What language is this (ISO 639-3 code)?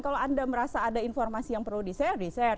ind